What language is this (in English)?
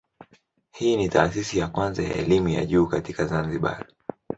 Swahili